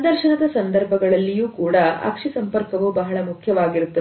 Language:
Kannada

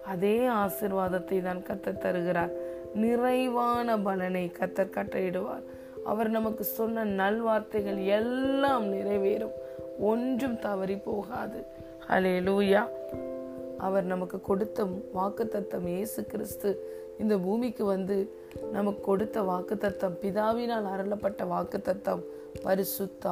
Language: Tamil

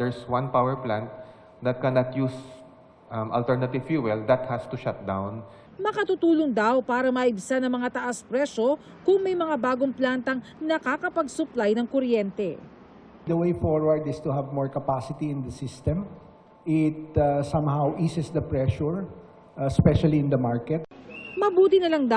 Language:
Filipino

